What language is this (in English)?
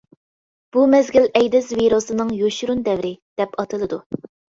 Uyghur